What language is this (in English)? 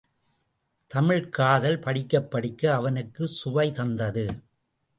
Tamil